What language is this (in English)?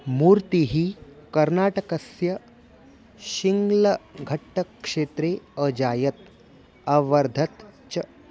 Sanskrit